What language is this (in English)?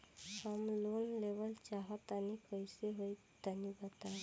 Bhojpuri